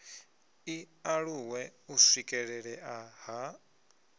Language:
Venda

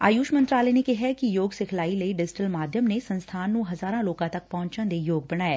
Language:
Punjabi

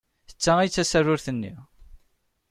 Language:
Kabyle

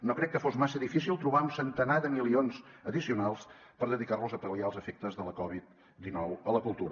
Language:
Catalan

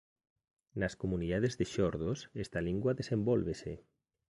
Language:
Galician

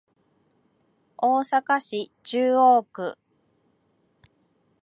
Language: Japanese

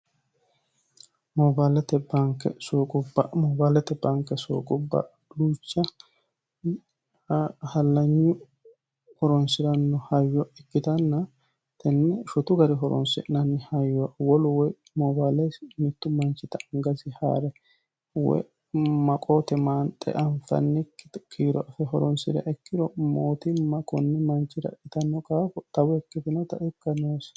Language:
Sidamo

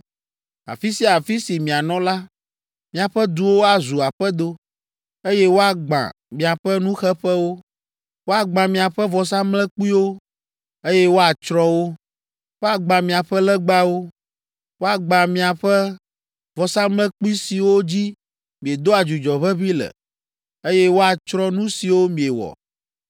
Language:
Ewe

